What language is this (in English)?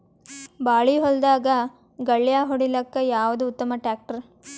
Kannada